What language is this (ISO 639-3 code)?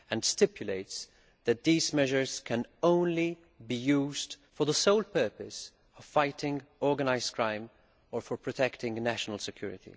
eng